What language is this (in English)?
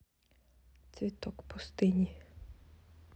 Russian